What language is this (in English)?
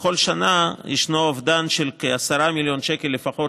Hebrew